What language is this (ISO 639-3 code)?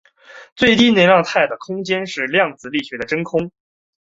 zho